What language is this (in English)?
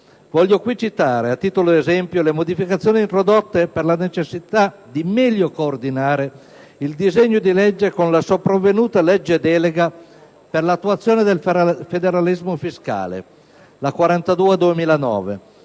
Italian